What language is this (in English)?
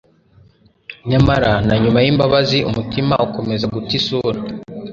Kinyarwanda